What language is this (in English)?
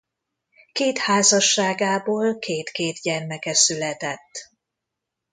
Hungarian